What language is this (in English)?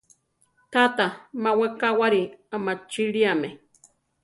Central Tarahumara